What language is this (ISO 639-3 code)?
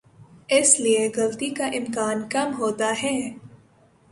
urd